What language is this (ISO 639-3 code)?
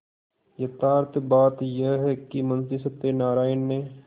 hin